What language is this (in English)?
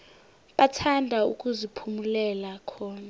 South Ndebele